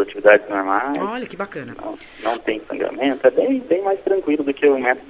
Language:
Portuguese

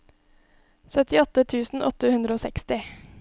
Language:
Norwegian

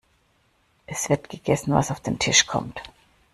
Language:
German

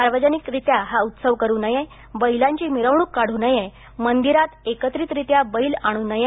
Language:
Marathi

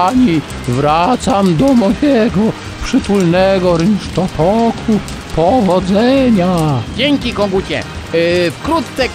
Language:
Polish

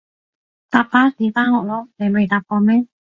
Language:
Cantonese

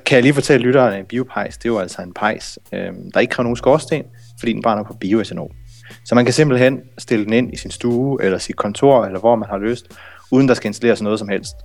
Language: Danish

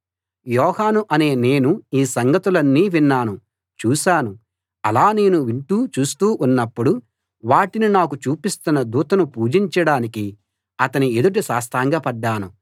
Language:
Telugu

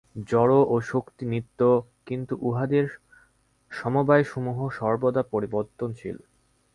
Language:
Bangla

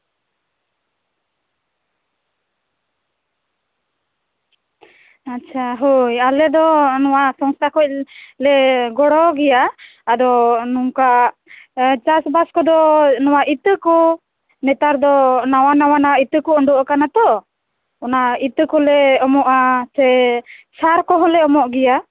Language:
Santali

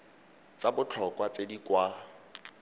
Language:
Tswana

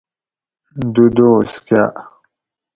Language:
Gawri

